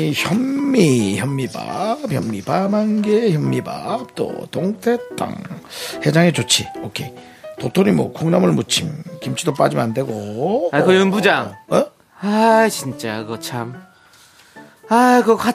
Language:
Korean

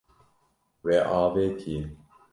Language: Kurdish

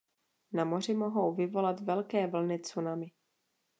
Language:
Czech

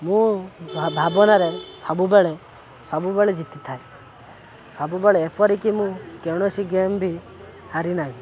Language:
Odia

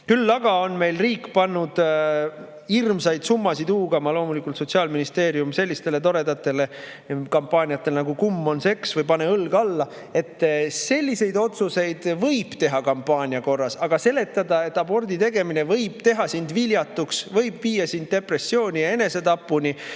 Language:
Estonian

